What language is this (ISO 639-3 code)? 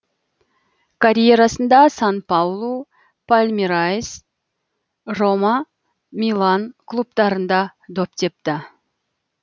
kaz